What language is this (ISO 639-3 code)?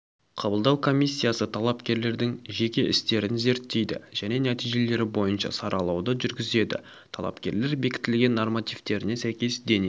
kaz